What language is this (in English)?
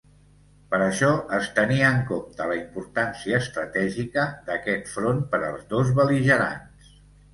Catalan